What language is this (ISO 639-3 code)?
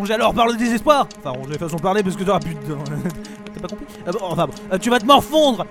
fra